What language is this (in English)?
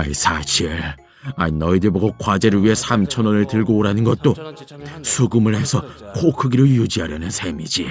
Korean